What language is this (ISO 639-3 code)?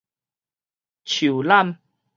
nan